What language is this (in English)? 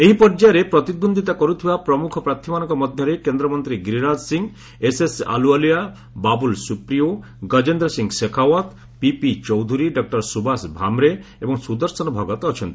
Odia